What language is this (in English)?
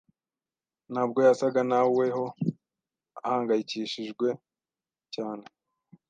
Kinyarwanda